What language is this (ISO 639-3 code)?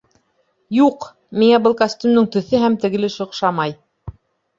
bak